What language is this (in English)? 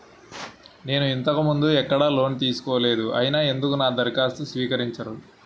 Telugu